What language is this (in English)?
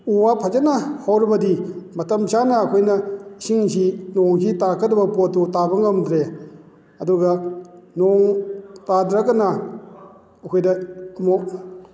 Manipuri